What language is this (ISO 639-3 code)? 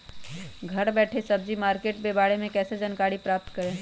mag